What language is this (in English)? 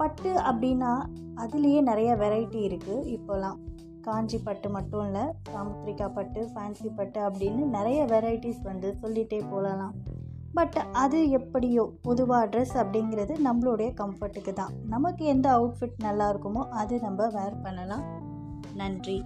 Tamil